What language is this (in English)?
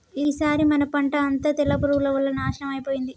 Telugu